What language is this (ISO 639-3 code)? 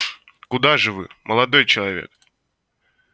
rus